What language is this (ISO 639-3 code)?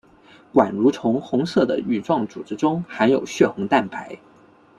zho